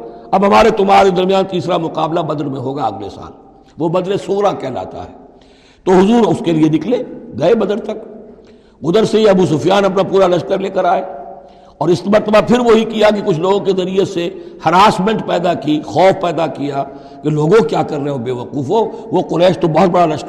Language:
Urdu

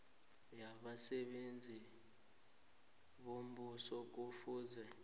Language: South Ndebele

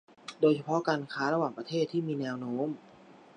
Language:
Thai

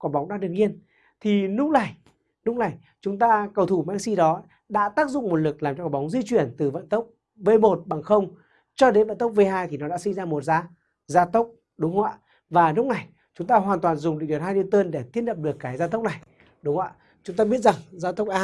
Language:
Vietnamese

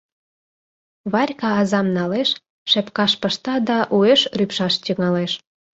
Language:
Mari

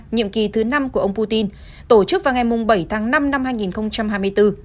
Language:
Vietnamese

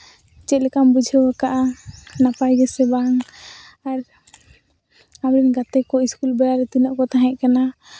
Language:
Santali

